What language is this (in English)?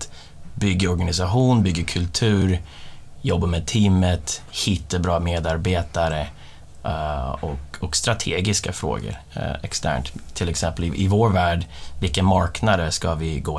Swedish